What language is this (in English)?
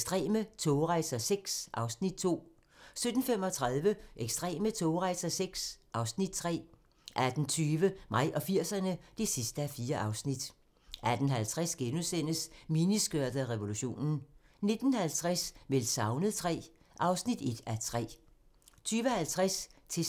Danish